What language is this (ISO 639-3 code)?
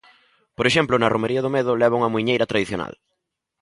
glg